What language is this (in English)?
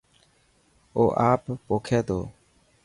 Dhatki